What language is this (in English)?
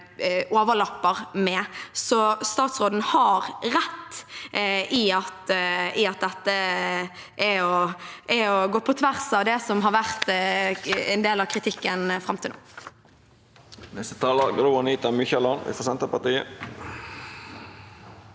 Norwegian